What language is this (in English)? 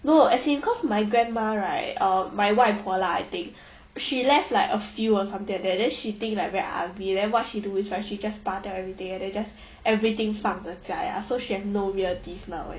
English